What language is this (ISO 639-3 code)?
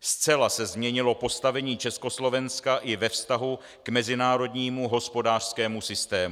ces